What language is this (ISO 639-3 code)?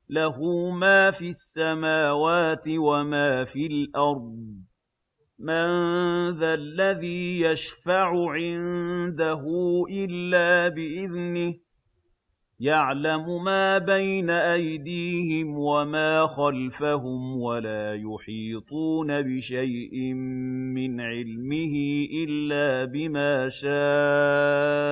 ara